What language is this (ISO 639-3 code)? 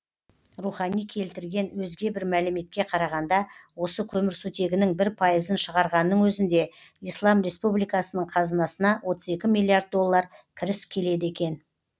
kaz